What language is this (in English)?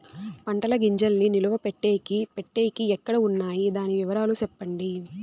Telugu